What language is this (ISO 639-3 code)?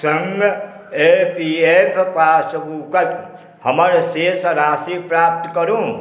mai